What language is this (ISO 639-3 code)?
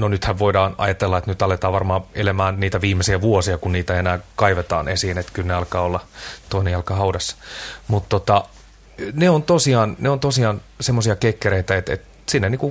fin